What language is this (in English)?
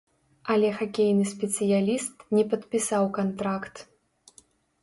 Belarusian